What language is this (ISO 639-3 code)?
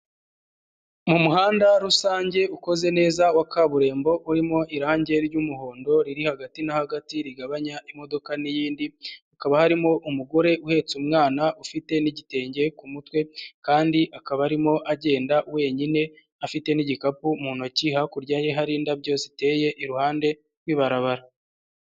kin